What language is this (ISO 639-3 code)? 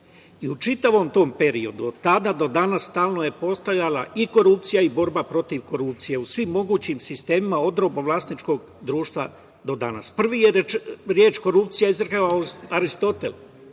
srp